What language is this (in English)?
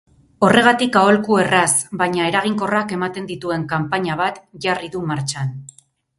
Basque